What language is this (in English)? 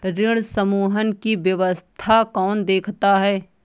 Hindi